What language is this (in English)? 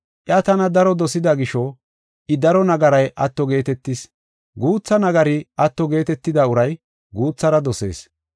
Gofa